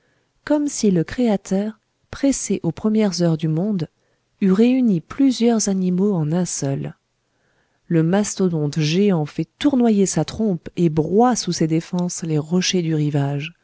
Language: French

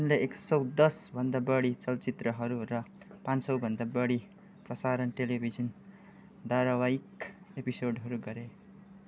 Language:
Nepali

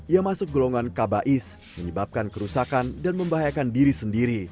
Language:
Indonesian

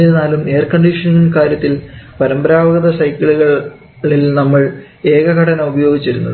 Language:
Malayalam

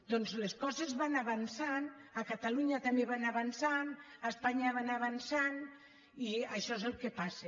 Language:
Catalan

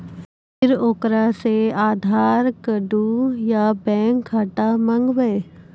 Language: Maithili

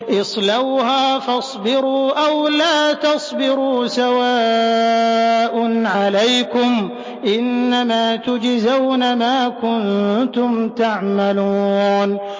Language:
Arabic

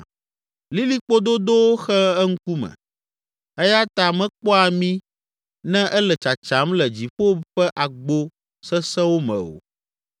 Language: Ewe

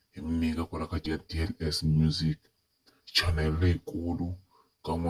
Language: Romanian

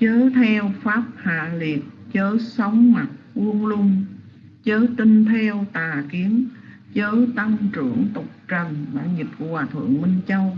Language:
Vietnamese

